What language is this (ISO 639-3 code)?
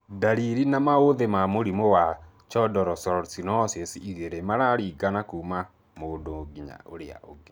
kik